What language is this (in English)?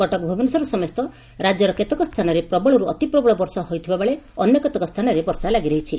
Odia